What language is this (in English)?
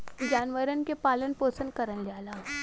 Bhojpuri